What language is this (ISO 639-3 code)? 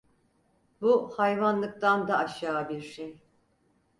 tur